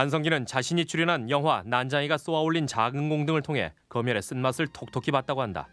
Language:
Korean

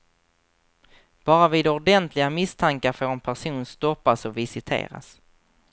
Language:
Swedish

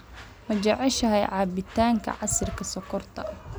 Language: Somali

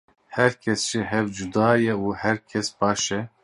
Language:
Kurdish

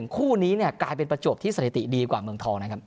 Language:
Thai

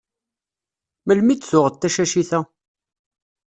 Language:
Kabyle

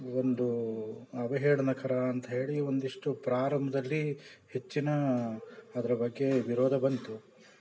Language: Kannada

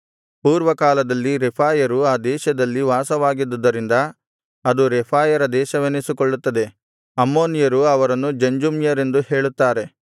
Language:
Kannada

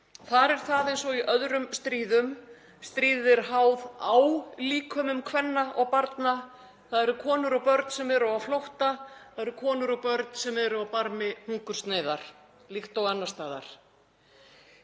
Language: Icelandic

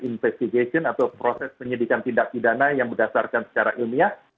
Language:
Indonesian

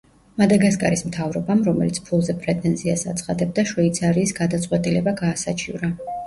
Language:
Georgian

